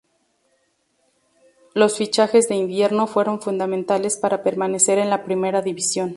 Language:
Spanish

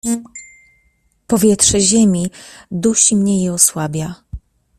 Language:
Polish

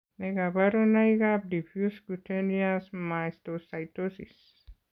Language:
Kalenjin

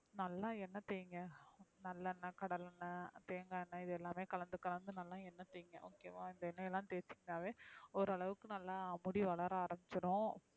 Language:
Tamil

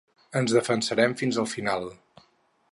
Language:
Catalan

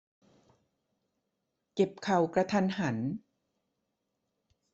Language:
Thai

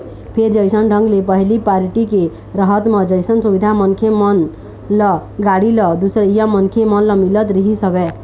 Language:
Chhattisgarhi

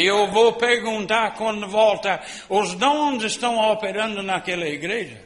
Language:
Portuguese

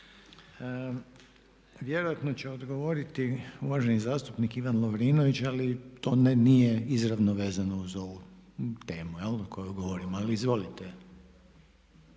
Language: Croatian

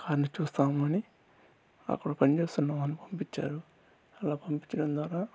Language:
Telugu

